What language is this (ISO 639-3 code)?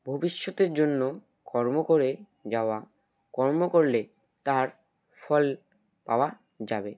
ben